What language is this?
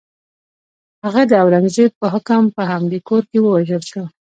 Pashto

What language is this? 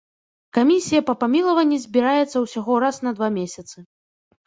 Belarusian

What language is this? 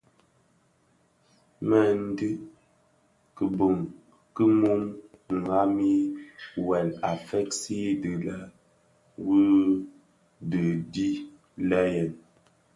Bafia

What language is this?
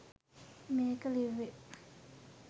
Sinhala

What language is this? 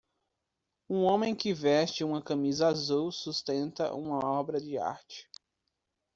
Portuguese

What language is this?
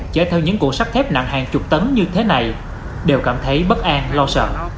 Vietnamese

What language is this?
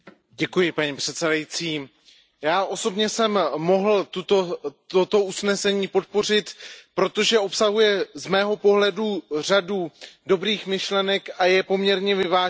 Czech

